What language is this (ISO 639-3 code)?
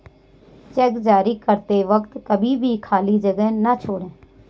hin